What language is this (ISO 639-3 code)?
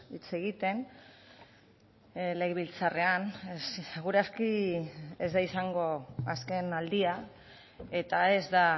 eus